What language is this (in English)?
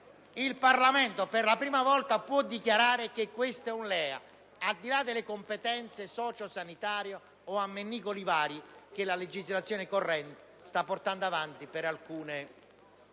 Italian